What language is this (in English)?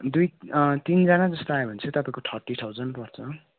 Nepali